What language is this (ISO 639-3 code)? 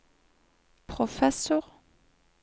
nor